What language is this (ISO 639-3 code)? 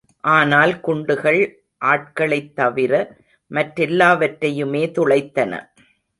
tam